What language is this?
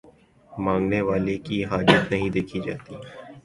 Urdu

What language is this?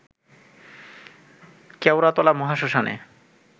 Bangla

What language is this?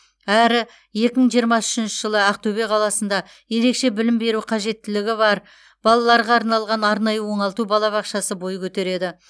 Kazakh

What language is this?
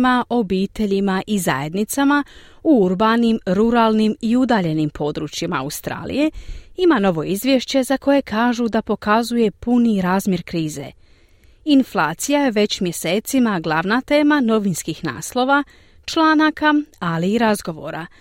Croatian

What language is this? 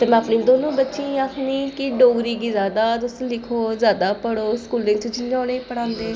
Dogri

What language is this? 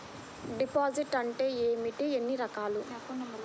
Telugu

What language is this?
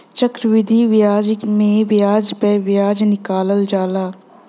Bhojpuri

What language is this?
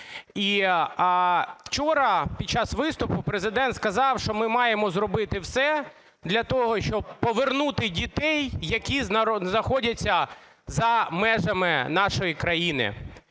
Ukrainian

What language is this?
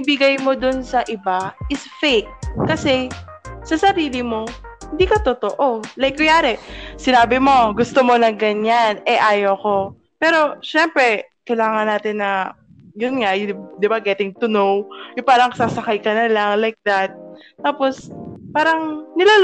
Filipino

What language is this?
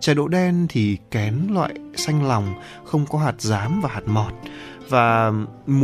Vietnamese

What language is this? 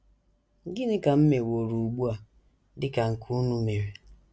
Igbo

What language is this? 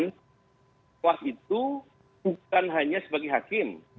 Indonesian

